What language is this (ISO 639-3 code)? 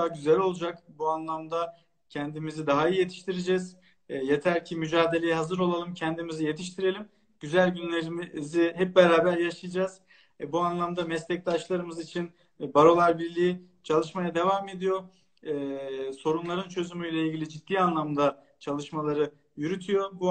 tur